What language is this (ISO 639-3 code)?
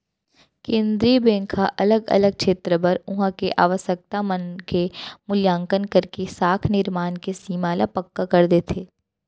hne